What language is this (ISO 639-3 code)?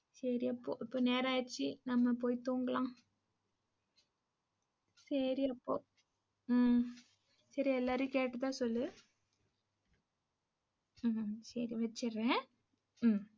tam